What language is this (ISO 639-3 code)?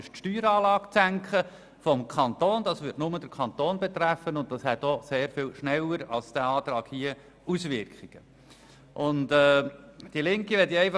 gsw